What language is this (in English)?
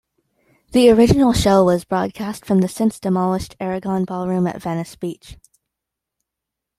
English